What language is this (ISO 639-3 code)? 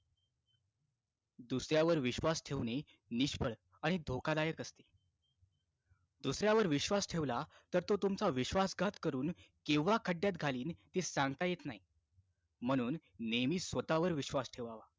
mar